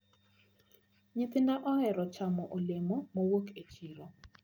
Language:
Luo (Kenya and Tanzania)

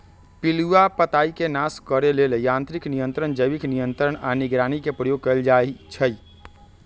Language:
Magahi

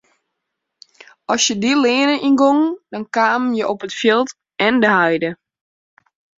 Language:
Western Frisian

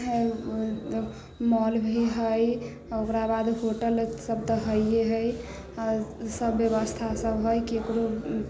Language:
Maithili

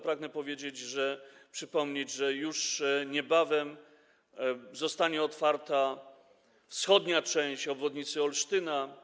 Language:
Polish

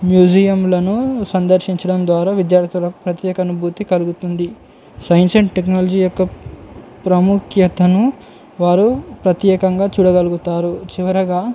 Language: Telugu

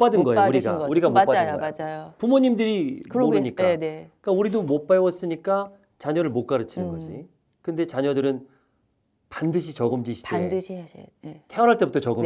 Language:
Korean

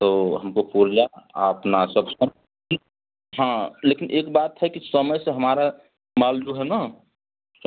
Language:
Hindi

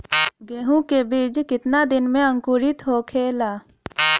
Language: Bhojpuri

